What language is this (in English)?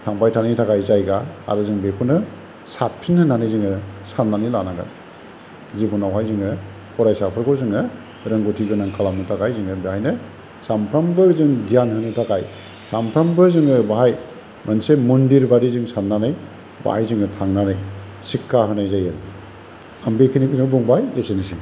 Bodo